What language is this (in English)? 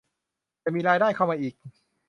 Thai